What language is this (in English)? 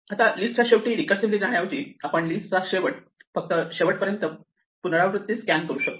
Marathi